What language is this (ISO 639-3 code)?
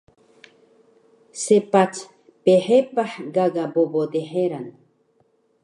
trv